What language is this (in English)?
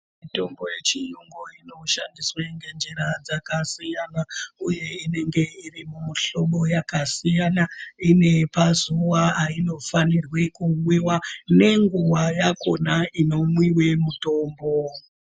Ndau